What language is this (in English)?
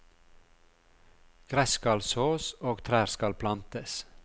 Norwegian